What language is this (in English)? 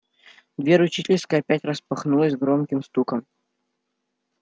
Russian